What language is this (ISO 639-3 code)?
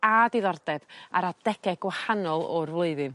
cym